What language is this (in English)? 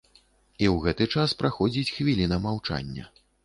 Belarusian